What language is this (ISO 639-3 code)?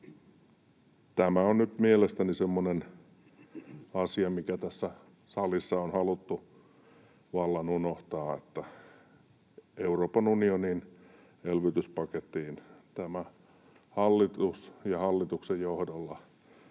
fin